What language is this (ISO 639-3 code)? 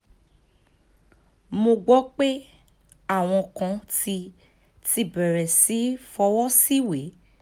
yor